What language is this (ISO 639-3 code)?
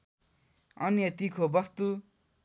nep